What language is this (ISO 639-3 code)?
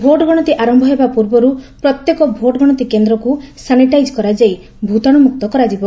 ori